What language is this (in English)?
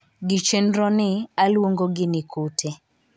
Luo (Kenya and Tanzania)